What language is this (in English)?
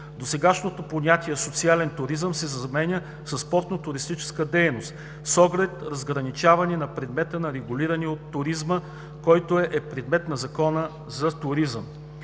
Bulgarian